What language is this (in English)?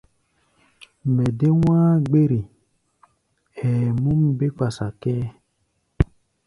Gbaya